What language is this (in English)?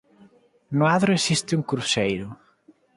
Galician